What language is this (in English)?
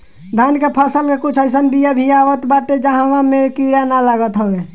Bhojpuri